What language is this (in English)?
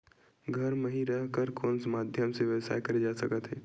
Chhattisgarhi